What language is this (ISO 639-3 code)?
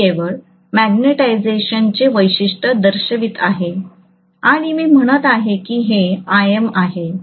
mar